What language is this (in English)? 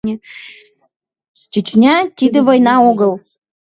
Mari